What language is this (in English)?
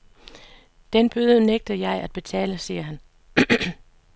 Danish